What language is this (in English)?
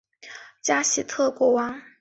Chinese